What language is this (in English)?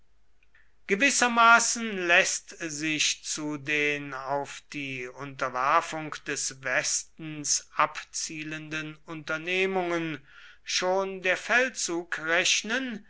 German